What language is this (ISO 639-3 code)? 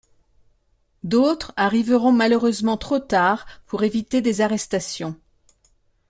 fra